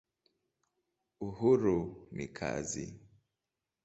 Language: Swahili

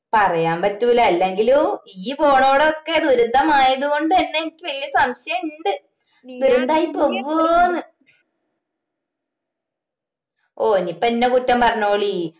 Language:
Malayalam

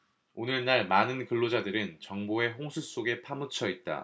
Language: Korean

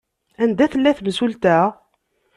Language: Kabyle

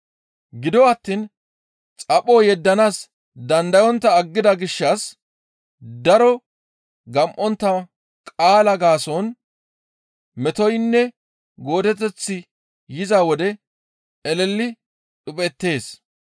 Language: Gamo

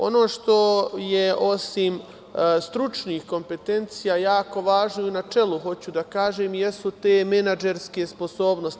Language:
Serbian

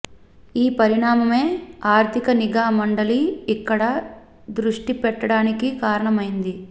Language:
Telugu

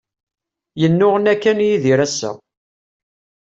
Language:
Kabyle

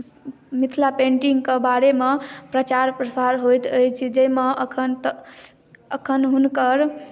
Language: Maithili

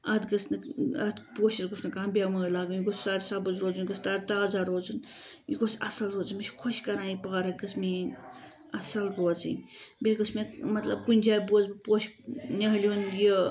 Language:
Kashmiri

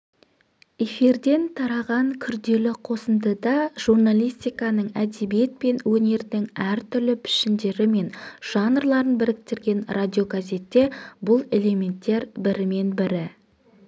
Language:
Kazakh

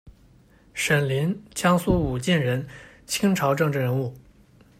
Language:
Chinese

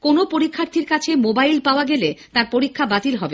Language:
Bangla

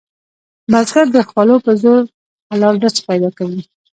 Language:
Pashto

